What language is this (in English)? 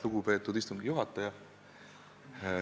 Estonian